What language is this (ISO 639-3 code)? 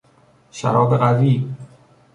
fas